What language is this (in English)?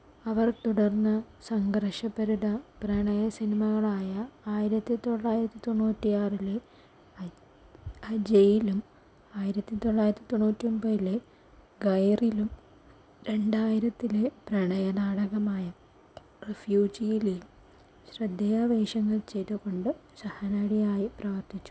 Malayalam